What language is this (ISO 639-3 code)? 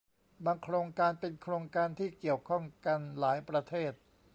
tha